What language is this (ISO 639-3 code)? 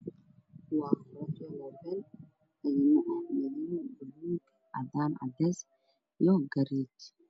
som